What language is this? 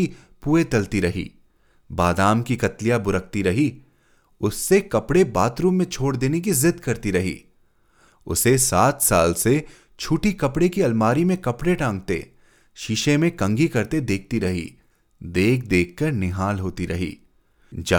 Hindi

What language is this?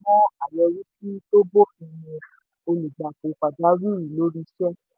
Yoruba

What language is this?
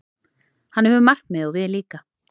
Icelandic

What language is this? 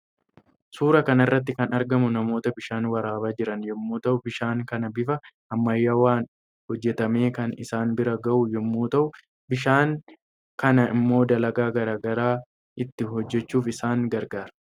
Oromo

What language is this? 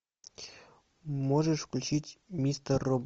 Russian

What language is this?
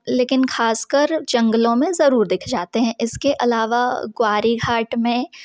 Hindi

